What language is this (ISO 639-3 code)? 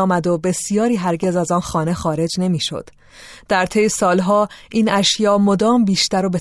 fas